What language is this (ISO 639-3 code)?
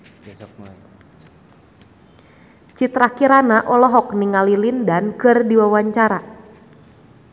sun